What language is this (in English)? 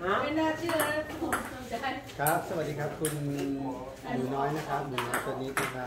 Thai